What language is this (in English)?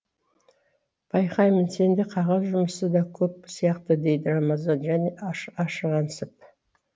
Kazakh